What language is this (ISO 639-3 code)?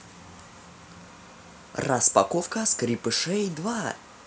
rus